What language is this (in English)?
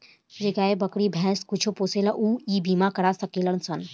Bhojpuri